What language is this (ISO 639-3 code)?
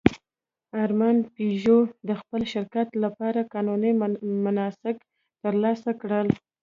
pus